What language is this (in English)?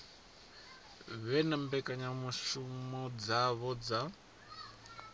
Venda